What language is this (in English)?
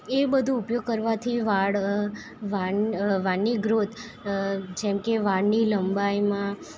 Gujarati